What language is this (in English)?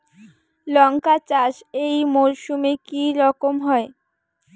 Bangla